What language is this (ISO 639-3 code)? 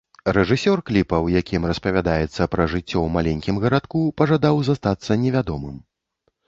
bel